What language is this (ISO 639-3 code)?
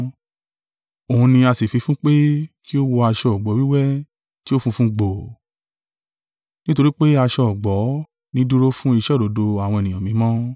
yor